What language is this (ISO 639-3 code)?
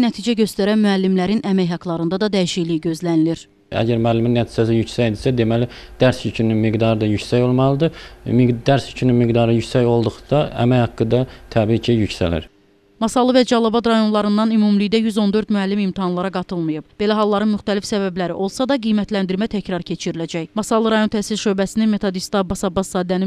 tur